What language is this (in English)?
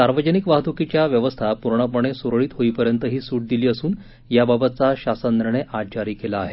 Marathi